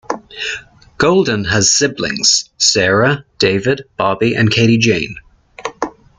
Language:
English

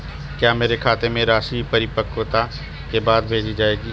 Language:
Hindi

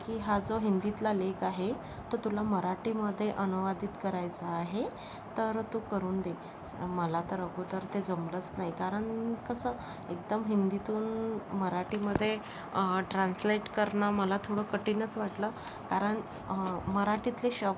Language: Marathi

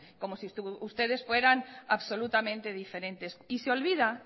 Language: Spanish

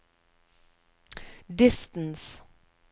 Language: Norwegian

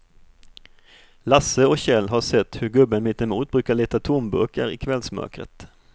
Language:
Swedish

